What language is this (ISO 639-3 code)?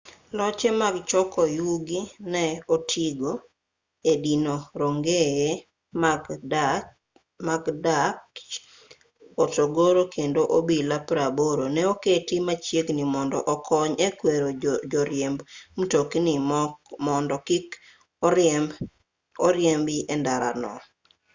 luo